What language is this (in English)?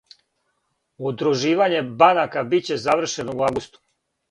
Serbian